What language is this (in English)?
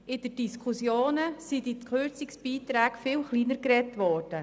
Swiss German